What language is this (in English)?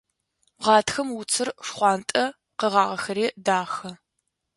Adyghe